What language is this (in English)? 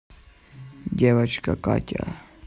Russian